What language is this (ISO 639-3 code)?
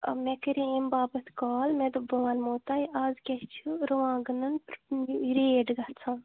kas